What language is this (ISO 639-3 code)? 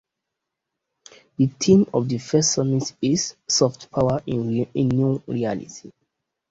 eng